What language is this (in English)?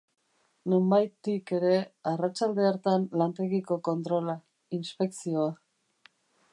Basque